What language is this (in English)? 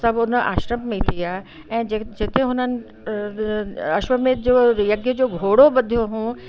Sindhi